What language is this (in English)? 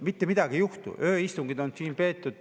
Estonian